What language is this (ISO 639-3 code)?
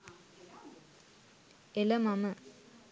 sin